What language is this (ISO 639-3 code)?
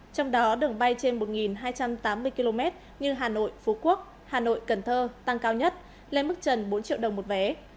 vie